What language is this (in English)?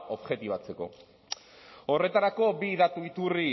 Basque